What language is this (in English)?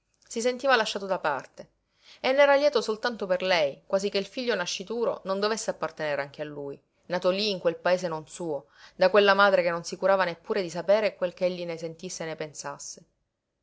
Italian